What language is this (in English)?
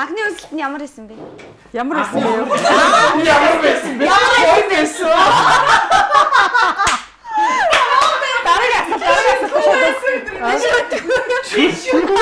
Korean